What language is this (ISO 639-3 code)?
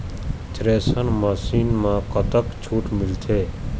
hne